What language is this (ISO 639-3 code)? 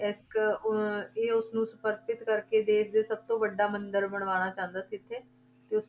pan